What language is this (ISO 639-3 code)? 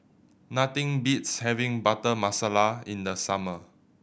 eng